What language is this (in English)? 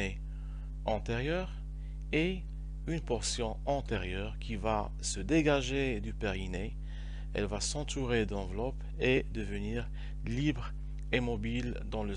French